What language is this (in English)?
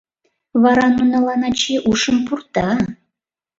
Mari